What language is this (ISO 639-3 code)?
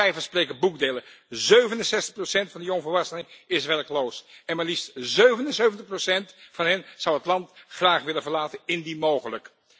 nld